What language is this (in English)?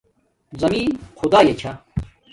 Domaaki